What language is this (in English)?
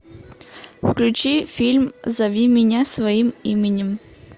Russian